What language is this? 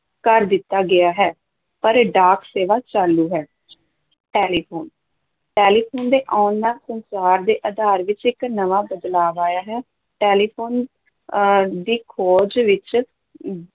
Punjabi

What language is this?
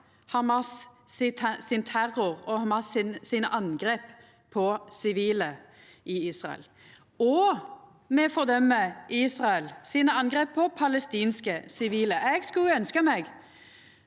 Norwegian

